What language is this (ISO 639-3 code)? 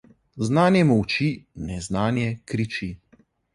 slv